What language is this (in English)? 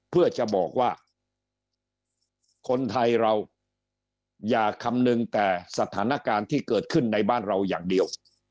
Thai